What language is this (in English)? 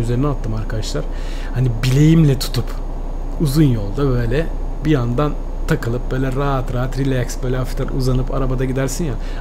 Turkish